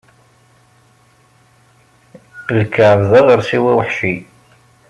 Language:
Kabyle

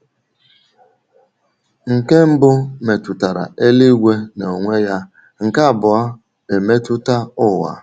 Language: Igbo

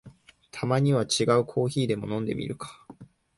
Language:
Japanese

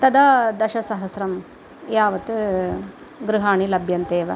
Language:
Sanskrit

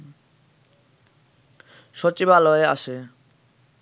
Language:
Bangla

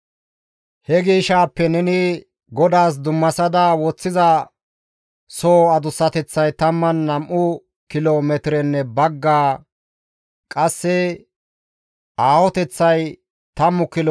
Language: Gamo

